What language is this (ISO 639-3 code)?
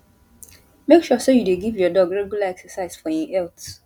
pcm